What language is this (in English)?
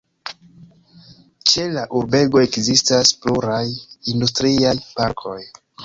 Esperanto